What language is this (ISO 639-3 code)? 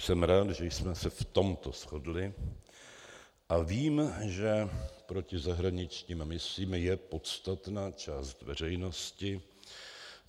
ces